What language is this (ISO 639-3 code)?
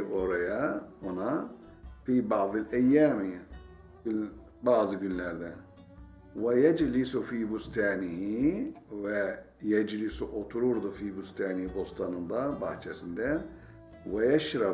tur